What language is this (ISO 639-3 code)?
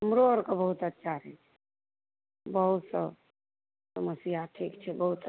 mai